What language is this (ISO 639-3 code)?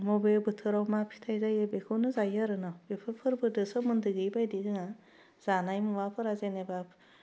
brx